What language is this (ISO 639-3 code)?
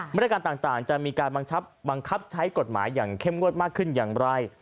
tha